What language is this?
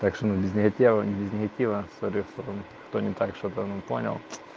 Russian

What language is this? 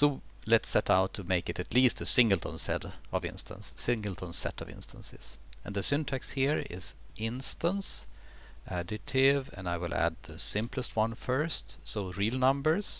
English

